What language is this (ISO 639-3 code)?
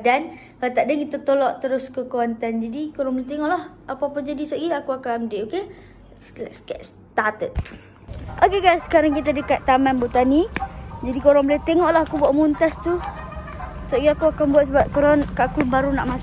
msa